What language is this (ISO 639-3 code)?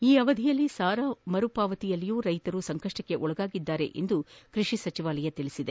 kan